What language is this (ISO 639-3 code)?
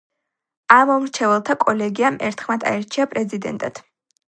kat